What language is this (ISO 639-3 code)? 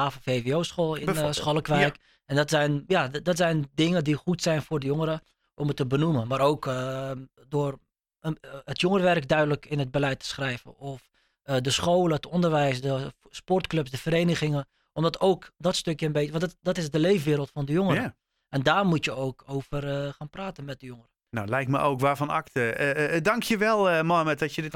nld